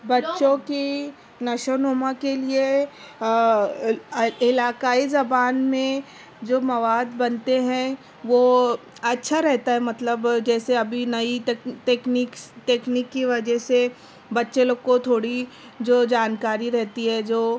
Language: Urdu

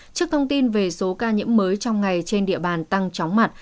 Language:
Vietnamese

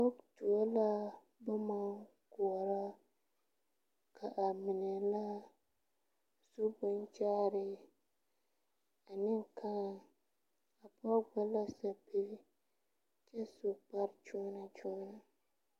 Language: Southern Dagaare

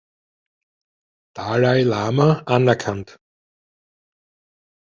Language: German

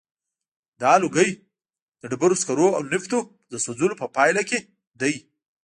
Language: Pashto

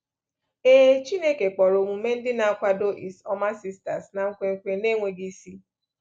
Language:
Igbo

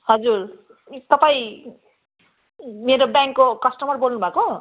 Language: Nepali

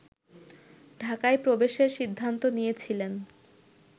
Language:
Bangla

